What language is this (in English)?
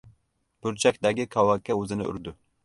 Uzbek